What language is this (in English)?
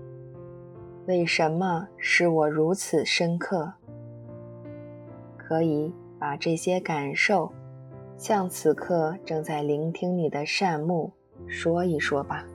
Chinese